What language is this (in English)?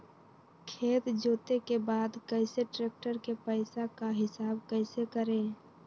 Magahi